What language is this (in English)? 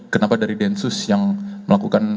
Indonesian